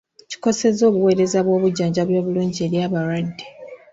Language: Ganda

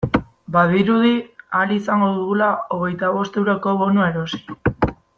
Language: Basque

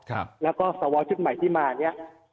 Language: Thai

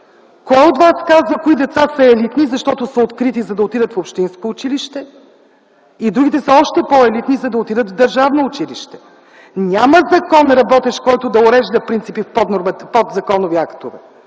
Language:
Bulgarian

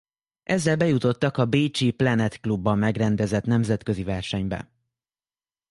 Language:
Hungarian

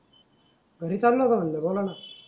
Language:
Marathi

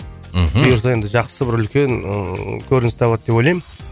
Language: Kazakh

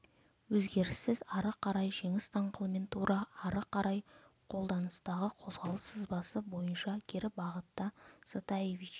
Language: Kazakh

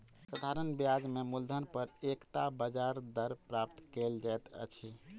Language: Maithili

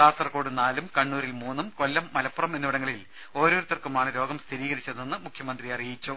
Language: Malayalam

